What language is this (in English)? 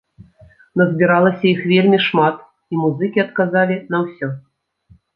Belarusian